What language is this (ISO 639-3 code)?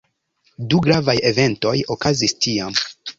epo